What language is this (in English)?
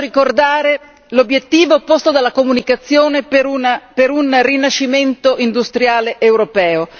Italian